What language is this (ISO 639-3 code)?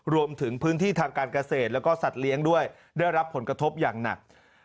tha